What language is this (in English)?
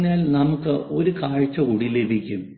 Malayalam